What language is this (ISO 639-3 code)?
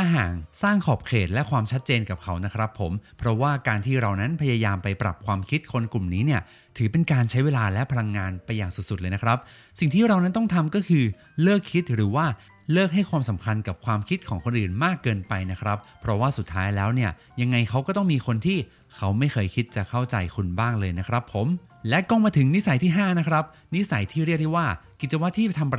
tha